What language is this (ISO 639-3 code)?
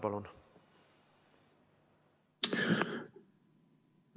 est